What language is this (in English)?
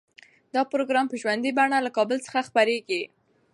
Pashto